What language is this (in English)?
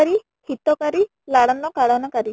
Odia